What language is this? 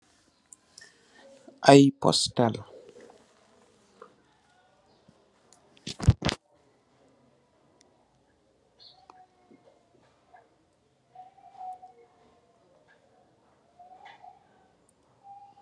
Wolof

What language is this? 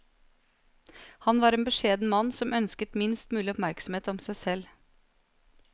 Norwegian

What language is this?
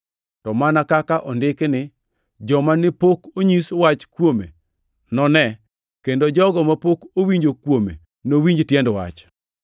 Luo (Kenya and Tanzania)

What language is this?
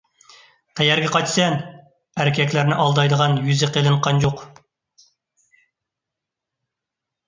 Uyghur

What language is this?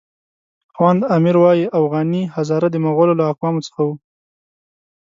Pashto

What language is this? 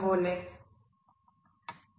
Malayalam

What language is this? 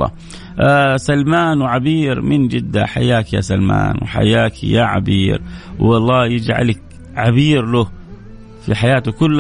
Arabic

